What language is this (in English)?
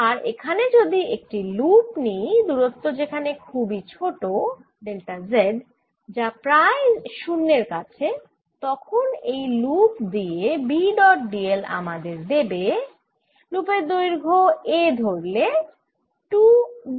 Bangla